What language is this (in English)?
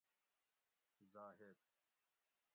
Gawri